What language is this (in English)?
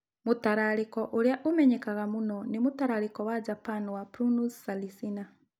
Kikuyu